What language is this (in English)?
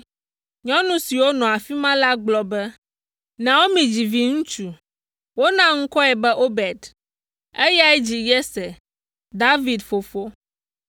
Ewe